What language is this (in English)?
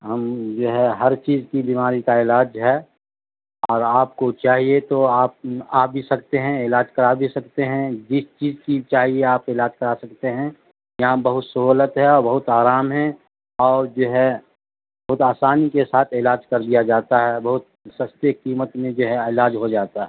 Urdu